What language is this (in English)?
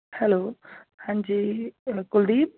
Punjabi